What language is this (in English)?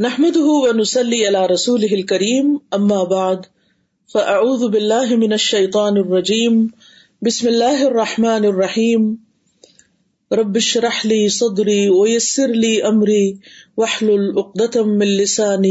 Urdu